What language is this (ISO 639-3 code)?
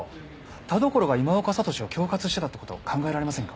jpn